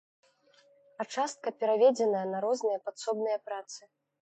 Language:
Belarusian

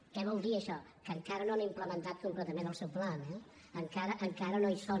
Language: Catalan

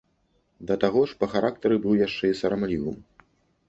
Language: Belarusian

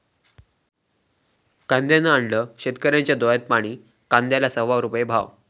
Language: Marathi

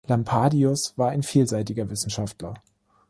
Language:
German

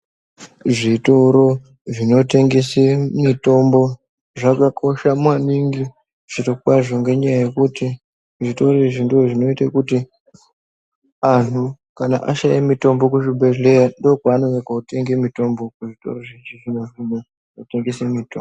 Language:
Ndau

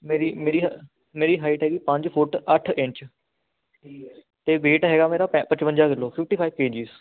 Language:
Punjabi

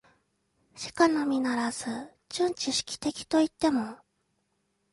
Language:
Japanese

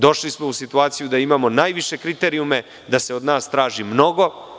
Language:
Serbian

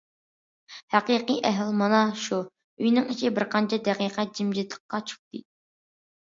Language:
Uyghur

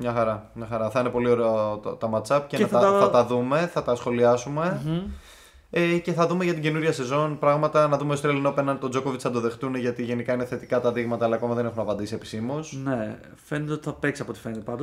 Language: Greek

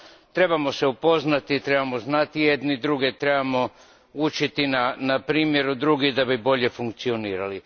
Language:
Croatian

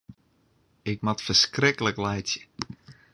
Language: Western Frisian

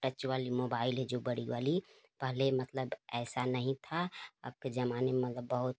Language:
Hindi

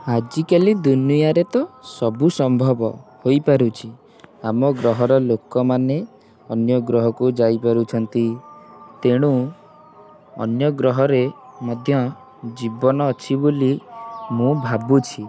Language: Odia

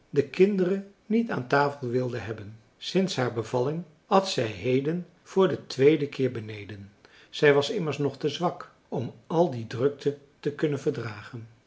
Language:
Dutch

